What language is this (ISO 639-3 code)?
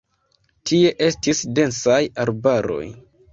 epo